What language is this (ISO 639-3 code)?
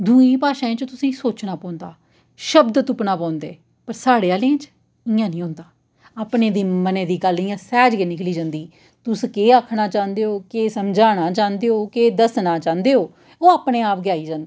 doi